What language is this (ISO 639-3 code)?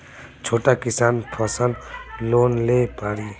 bho